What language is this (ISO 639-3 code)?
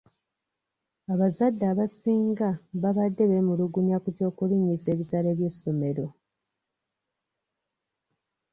lug